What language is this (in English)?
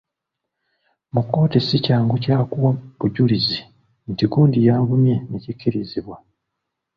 Ganda